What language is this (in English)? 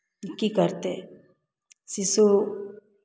Maithili